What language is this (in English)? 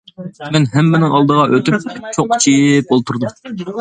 Uyghur